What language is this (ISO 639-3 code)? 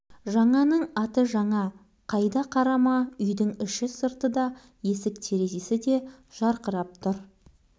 kaz